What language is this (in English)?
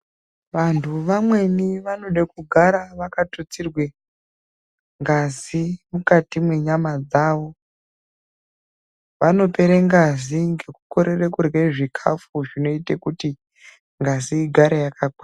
Ndau